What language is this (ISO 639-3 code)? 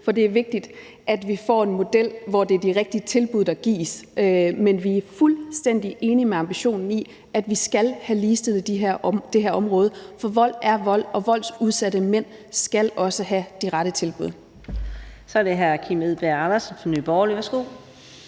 dan